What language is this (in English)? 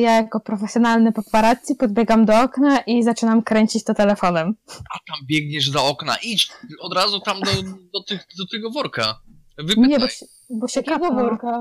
Polish